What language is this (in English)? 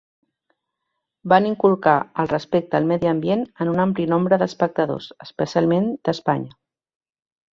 Catalan